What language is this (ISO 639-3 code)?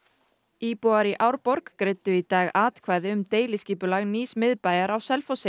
isl